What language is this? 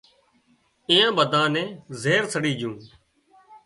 Wadiyara Koli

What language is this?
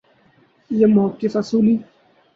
Urdu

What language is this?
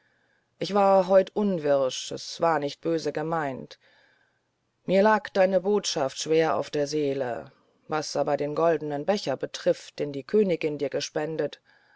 German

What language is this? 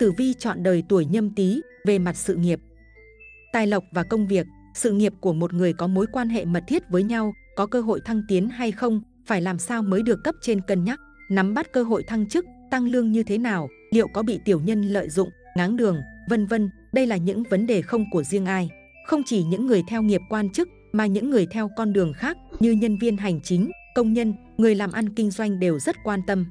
Vietnamese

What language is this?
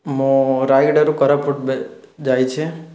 Odia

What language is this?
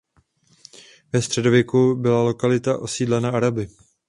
Czech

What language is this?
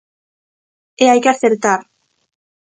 Galician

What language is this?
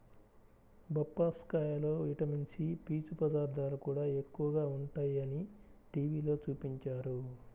Telugu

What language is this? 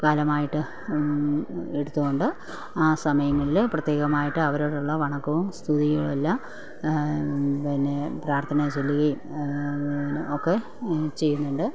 Malayalam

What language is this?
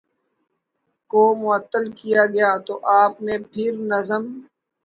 Urdu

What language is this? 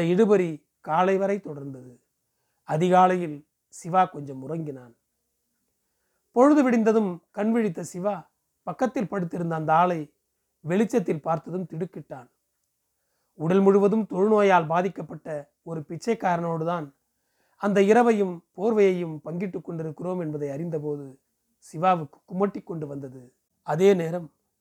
Tamil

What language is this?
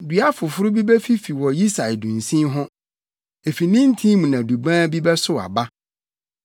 Akan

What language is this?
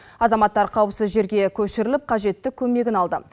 Kazakh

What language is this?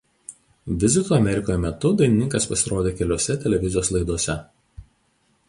Lithuanian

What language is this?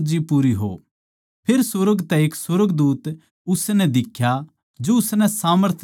Haryanvi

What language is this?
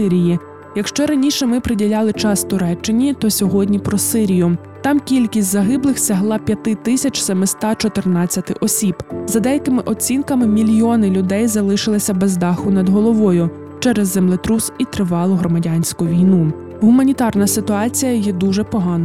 Ukrainian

